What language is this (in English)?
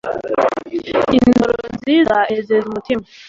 Kinyarwanda